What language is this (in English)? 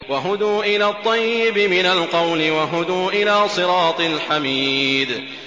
Arabic